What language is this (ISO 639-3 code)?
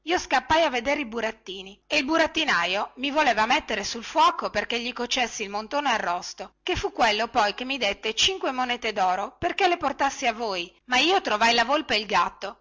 ita